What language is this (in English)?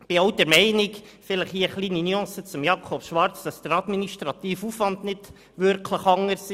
Swiss German